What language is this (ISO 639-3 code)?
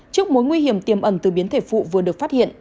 vie